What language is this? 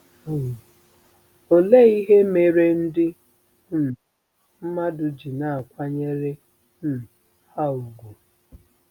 Igbo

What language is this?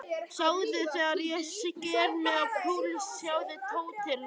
Icelandic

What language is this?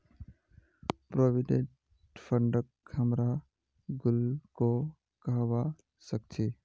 Magahi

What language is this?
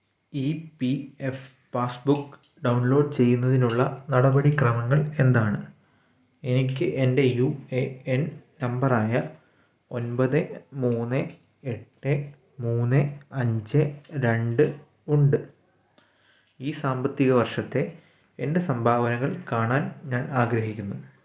Malayalam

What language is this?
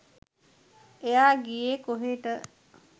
Sinhala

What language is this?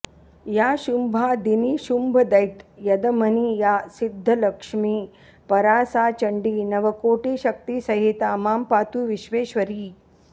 Sanskrit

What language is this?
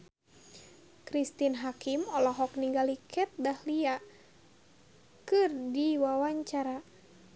Sundanese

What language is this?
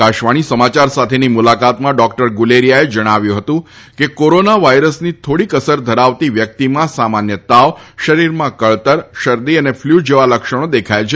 Gujarati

